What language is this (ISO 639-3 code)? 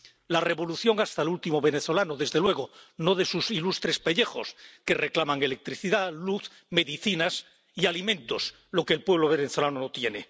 spa